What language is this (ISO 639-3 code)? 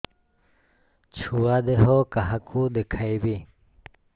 ori